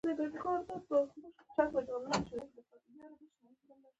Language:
Pashto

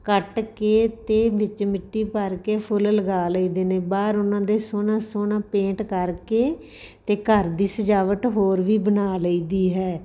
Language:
Punjabi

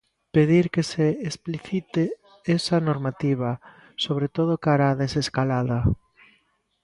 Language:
Galician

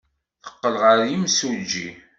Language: Kabyle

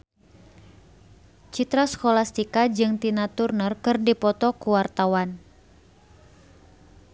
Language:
Sundanese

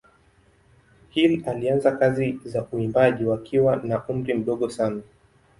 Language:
Swahili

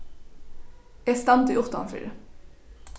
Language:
Faroese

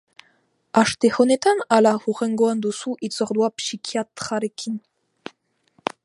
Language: Basque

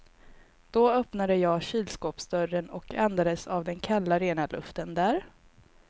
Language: Swedish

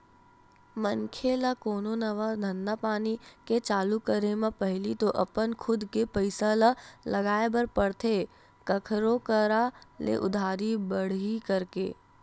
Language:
Chhattisgarhi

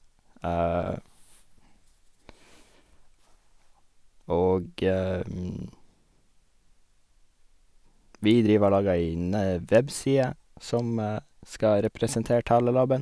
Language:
Norwegian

